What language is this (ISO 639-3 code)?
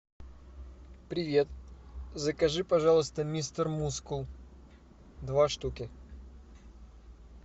rus